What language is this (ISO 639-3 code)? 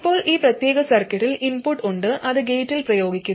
mal